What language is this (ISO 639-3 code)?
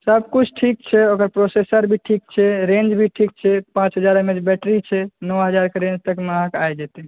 mai